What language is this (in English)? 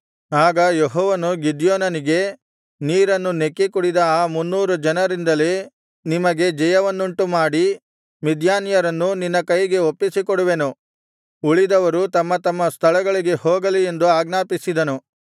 Kannada